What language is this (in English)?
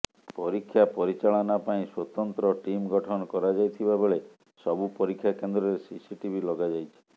Odia